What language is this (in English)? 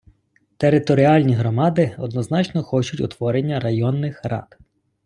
Ukrainian